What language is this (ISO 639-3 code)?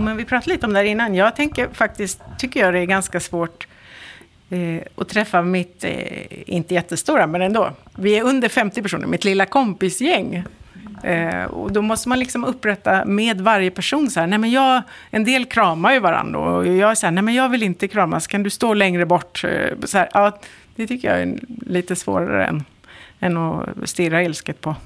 swe